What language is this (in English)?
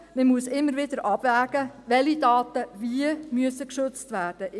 Swiss German